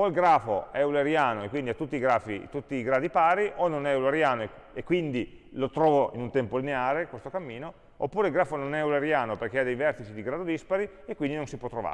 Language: Italian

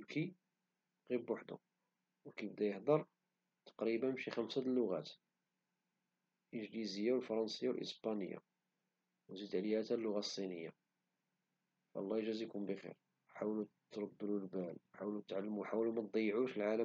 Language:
Moroccan Arabic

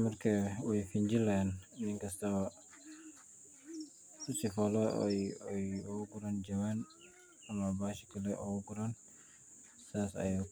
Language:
Somali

